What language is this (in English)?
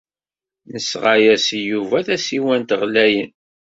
Kabyle